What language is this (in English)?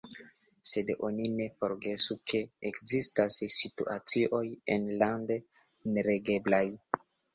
Esperanto